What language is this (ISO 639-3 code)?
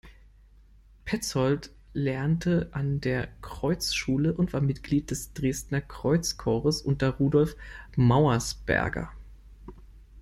deu